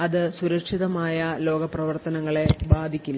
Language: Malayalam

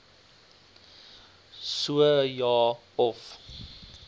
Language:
Afrikaans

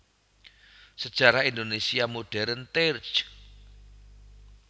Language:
Javanese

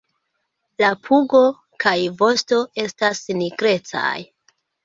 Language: Esperanto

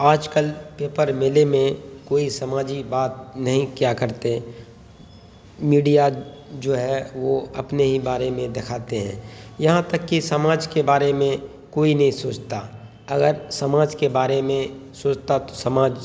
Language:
Urdu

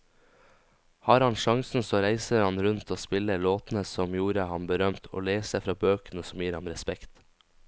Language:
Norwegian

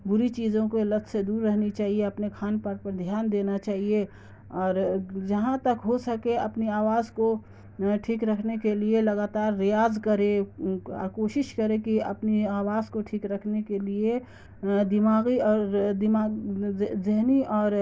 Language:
Urdu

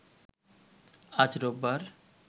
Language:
Bangla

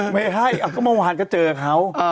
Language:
Thai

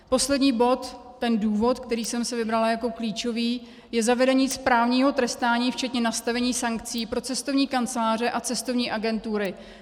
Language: Czech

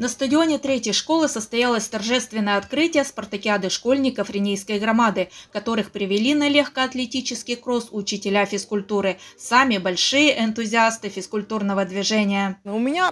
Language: Russian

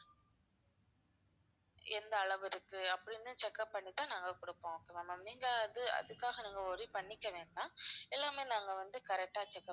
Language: Tamil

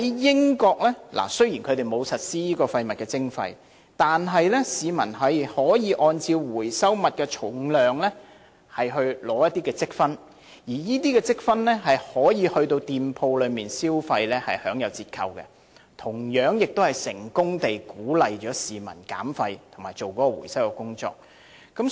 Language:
Cantonese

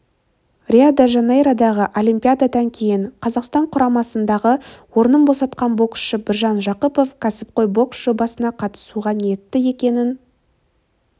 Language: Kazakh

